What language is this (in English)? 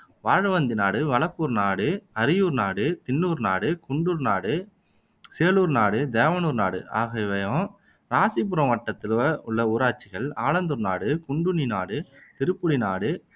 Tamil